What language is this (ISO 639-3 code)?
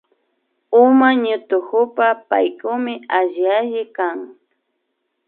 qvi